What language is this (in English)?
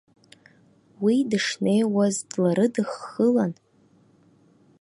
Abkhazian